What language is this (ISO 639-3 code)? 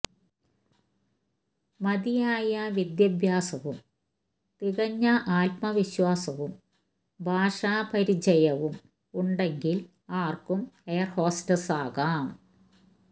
mal